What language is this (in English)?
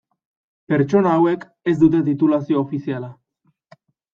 Basque